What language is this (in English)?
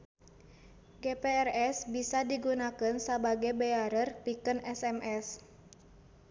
Sundanese